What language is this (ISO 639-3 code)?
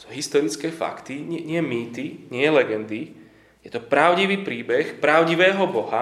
slk